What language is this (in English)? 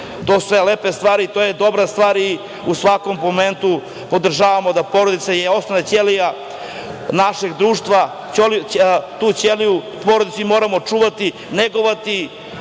Serbian